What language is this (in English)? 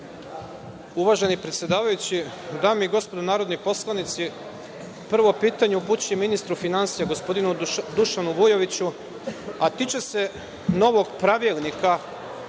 Serbian